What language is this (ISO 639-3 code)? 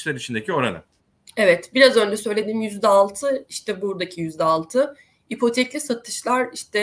tur